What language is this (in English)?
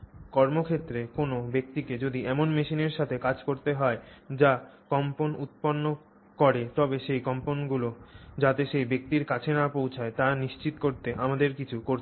Bangla